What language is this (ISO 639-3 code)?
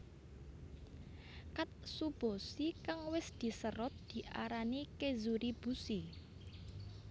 jav